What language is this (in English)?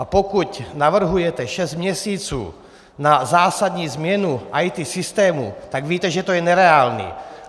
Czech